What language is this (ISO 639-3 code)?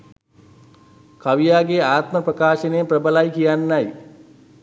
sin